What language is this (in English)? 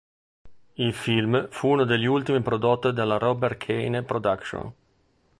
Italian